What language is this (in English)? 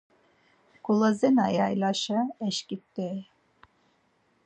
Laz